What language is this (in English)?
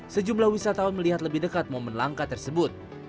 Indonesian